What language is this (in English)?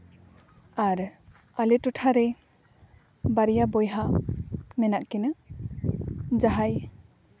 Santali